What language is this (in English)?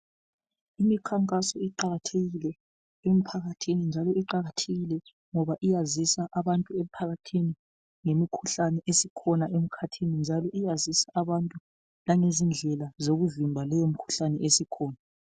North Ndebele